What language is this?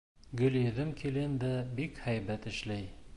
Bashkir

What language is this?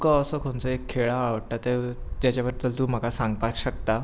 Konkani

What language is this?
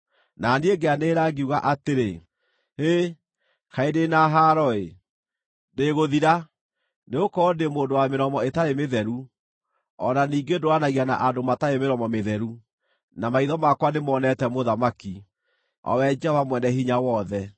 Kikuyu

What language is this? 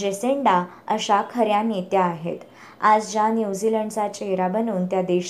Marathi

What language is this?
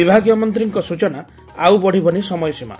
Odia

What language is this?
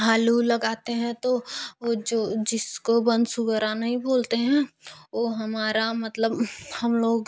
Hindi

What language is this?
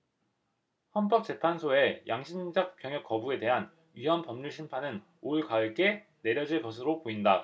Korean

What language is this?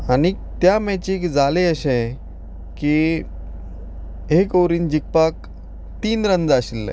Konkani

